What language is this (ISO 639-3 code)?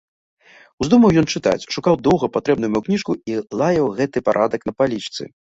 bel